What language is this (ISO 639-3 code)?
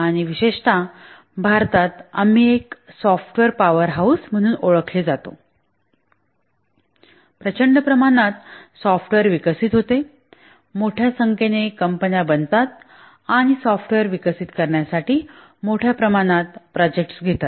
mar